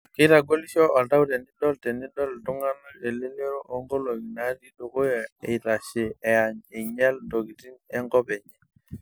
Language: Masai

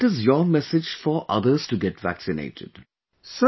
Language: English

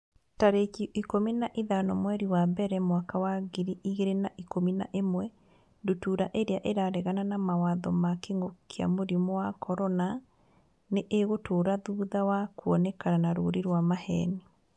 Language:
Kikuyu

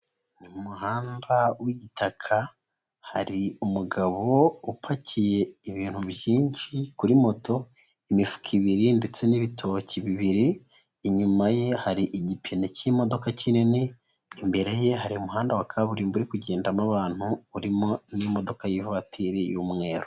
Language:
Kinyarwanda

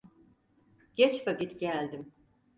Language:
Turkish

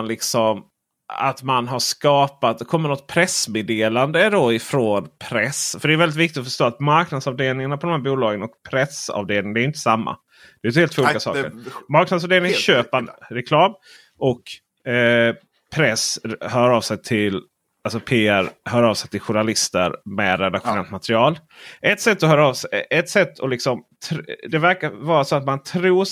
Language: Swedish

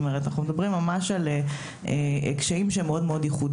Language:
Hebrew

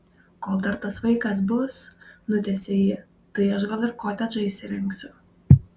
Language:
Lithuanian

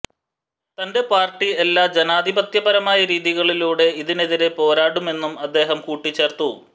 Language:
Malayalam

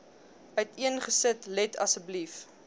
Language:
Afrikaans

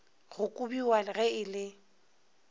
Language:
Northern Sotho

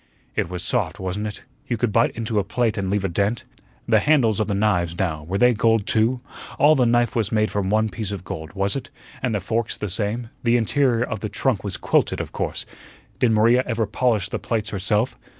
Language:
English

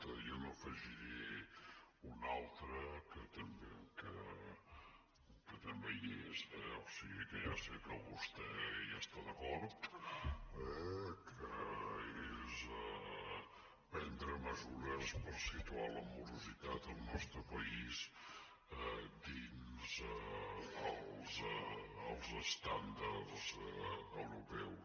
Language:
Catalan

